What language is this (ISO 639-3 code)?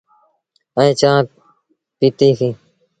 sbn